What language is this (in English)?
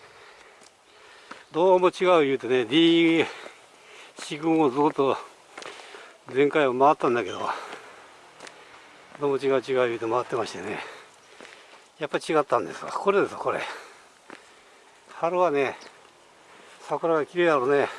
Japanese